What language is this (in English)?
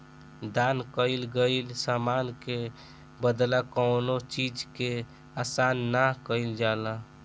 Bhojpuri